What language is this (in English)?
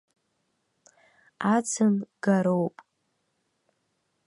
Abkhazian